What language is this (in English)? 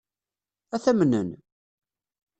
Kabyle